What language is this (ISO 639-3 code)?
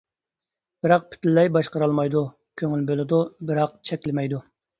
uig